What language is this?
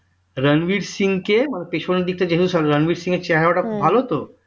Bangla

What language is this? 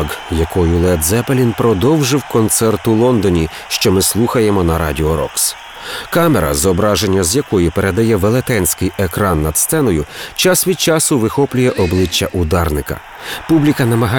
Ukrainian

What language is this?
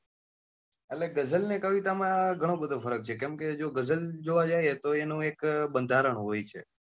Gujarati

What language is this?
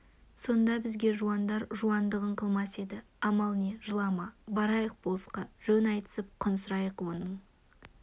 Kazakh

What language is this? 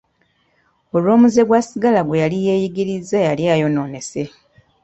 Ganda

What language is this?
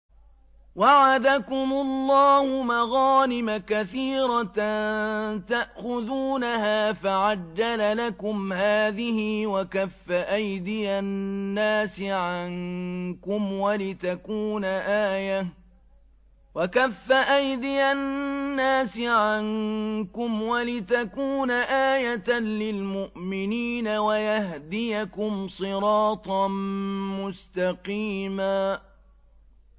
Arabic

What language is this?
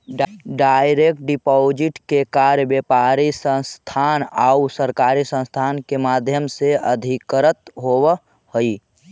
Magahi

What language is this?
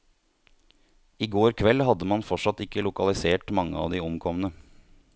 Norwegian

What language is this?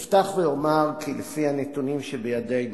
Hebrew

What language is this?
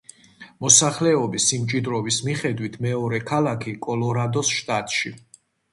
Georgian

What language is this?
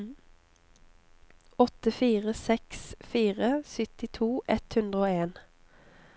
Norwegian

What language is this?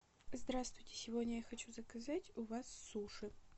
Russian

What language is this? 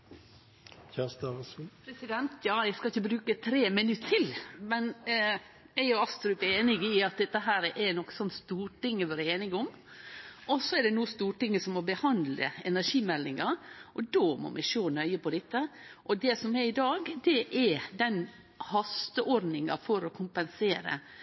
Norwegian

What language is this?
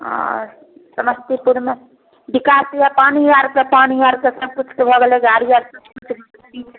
Maithili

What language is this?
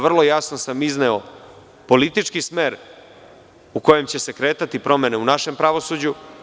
Serbian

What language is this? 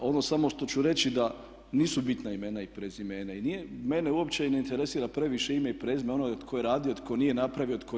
Croatian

